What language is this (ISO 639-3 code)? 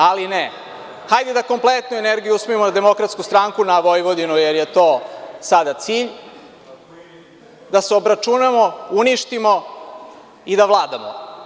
srp